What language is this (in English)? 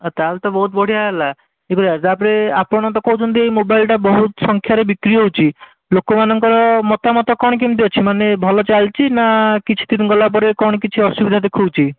Odia